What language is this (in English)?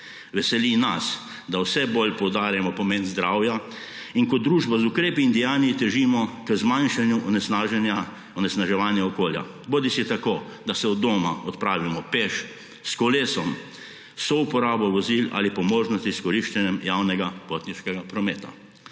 Slovenian